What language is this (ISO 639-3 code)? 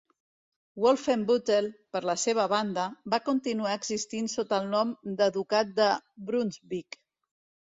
cat